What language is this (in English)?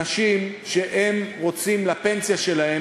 Hebrew